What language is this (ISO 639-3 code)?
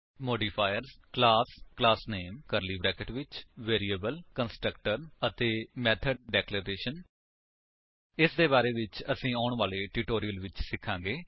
pan